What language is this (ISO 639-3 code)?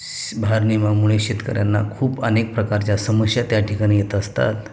mar